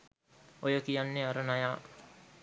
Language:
Sinhala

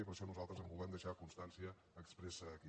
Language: Catalan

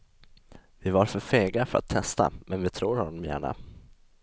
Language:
Swedish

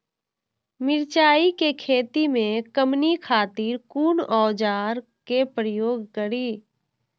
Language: Maithili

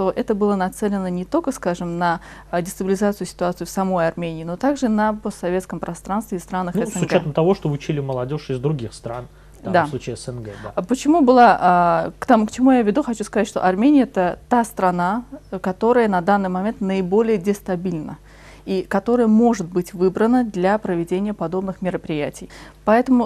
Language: Russian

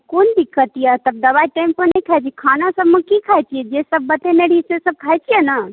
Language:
Maithili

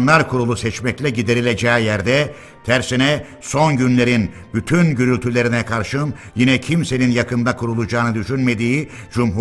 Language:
Turkish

